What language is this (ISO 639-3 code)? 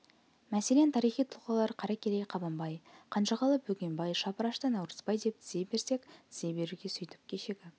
kaz